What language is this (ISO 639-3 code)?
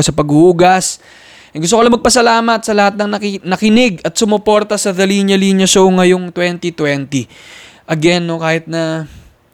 fil